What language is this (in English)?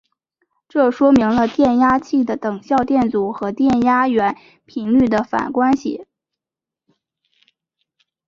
Chinese